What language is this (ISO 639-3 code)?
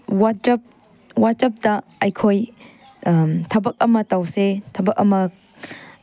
mni